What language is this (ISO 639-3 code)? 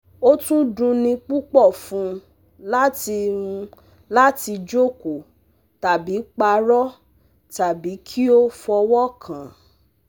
yor